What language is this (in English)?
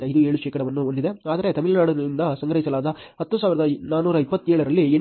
Kannada